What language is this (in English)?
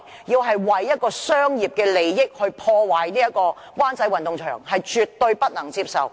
Cantonese